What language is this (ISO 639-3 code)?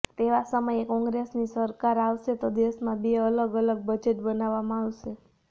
guj